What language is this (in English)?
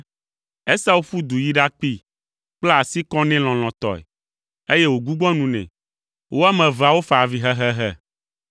Ewe